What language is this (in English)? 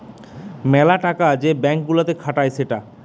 Bangla